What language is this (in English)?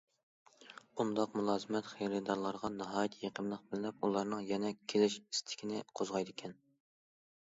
Uyghur